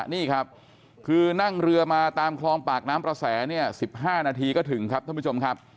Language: Thai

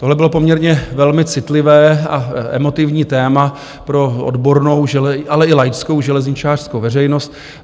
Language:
Czech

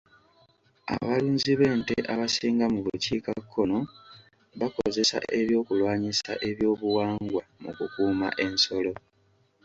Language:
Ganda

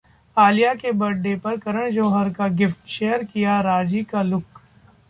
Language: Hindi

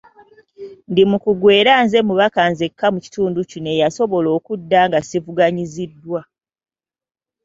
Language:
Ganda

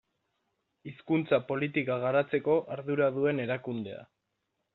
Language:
Basque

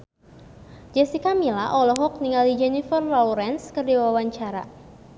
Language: Sundanese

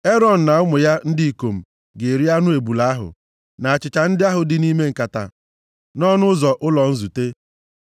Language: Igbo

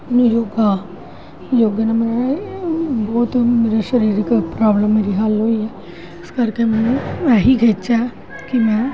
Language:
Punjabi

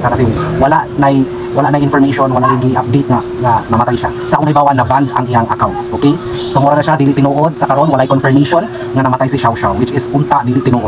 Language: Filipino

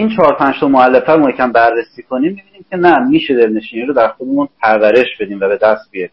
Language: Persian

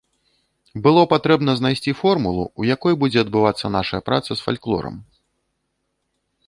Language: Belarusian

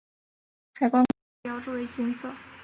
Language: Chinese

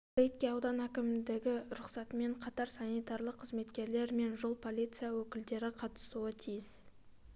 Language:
Kazakh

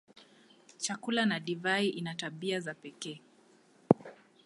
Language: Swahili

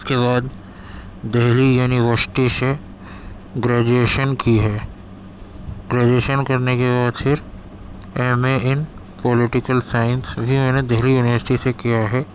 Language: Urdu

